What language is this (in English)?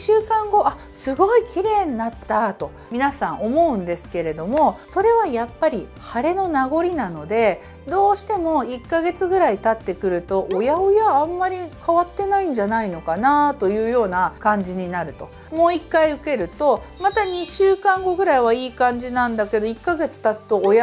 Japanese